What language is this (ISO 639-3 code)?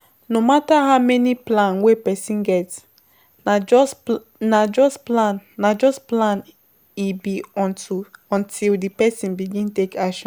pcm